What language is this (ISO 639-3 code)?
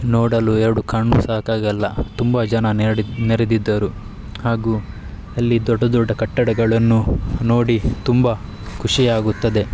kan